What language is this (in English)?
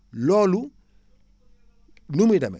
Wolof